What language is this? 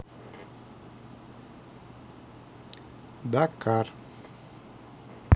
Russian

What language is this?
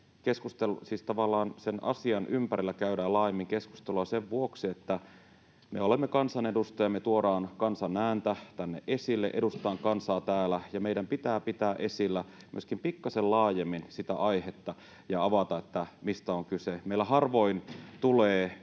Finnish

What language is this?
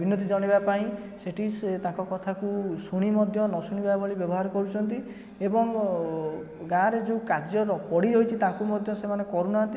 Odia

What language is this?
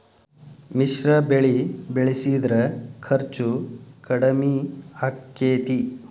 Kannada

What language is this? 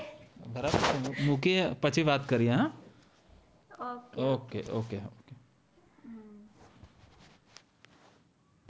Gujarati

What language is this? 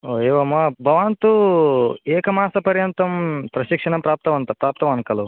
Sanskrit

